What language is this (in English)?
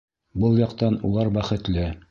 Bashkir